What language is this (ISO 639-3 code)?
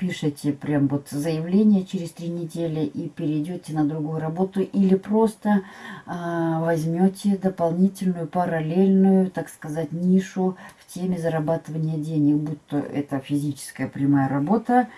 rus